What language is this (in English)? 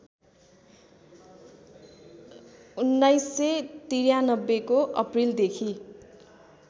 Nepali